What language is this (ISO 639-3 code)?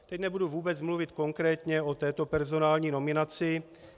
ces